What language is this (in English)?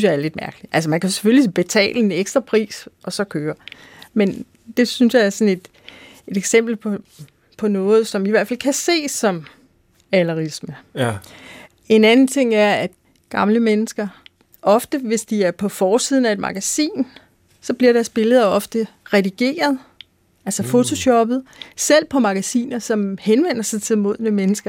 Danish